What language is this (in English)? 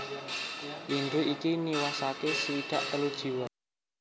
Javanese